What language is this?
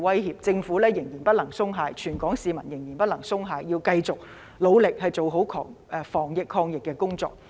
Cantonese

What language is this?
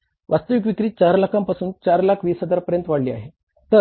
Marathi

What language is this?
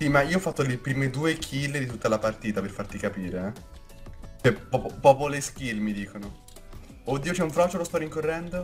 Italian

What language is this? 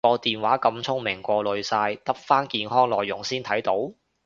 Cantonese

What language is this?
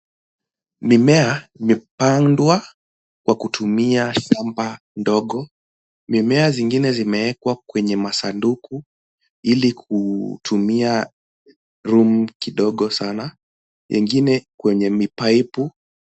Swahili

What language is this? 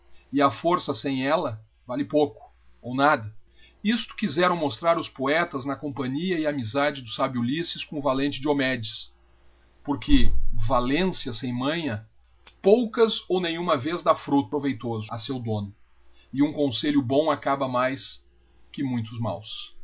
Portuguese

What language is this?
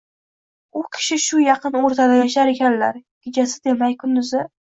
Uzbek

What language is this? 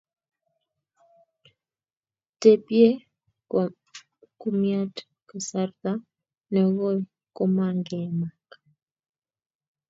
Kalenjin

